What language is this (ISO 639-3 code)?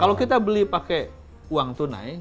ind